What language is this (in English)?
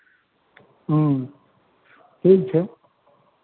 Maithili